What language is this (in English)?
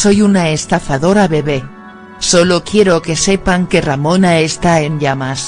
Spanish